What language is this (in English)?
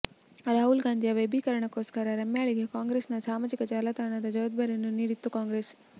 Kannada